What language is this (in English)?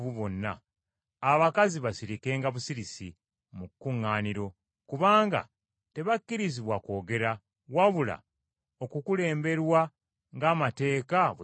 Ganda